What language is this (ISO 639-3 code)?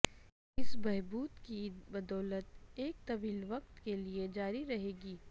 urd